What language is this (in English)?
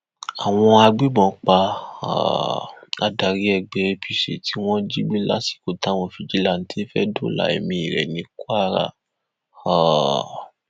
Yoruba